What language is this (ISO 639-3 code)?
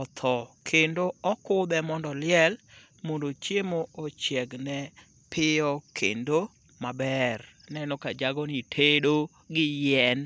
luo